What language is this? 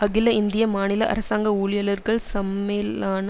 Tamil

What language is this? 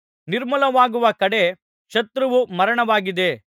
Kannada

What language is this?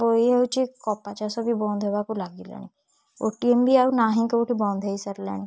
Odia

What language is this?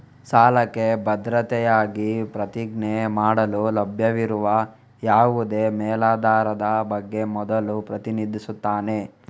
Kannada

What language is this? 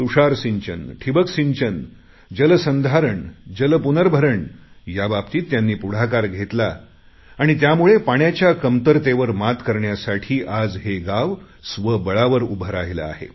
Marathi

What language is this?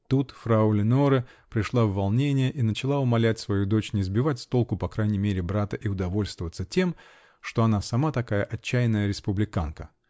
Russian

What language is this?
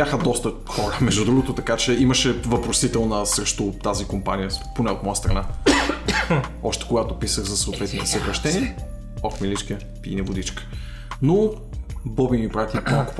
Bulgarian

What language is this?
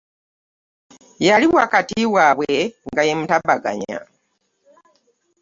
Ganda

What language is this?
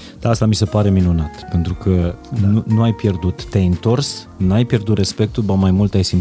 Romanian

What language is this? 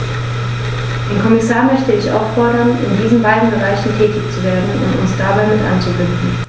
German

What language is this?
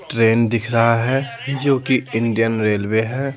Hindi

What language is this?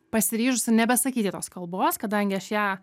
Lithuanian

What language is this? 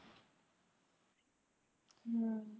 Punjabi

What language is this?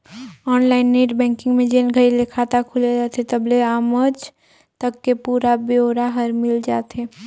Chhattisgarhi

